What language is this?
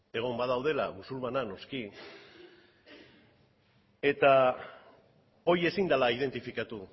Basque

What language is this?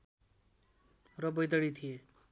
Nepali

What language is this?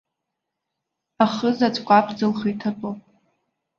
Abkhazian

